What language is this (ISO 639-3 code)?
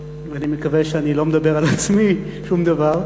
heb